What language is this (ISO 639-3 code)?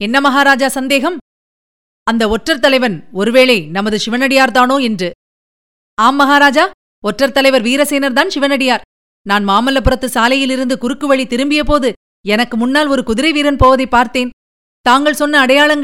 tam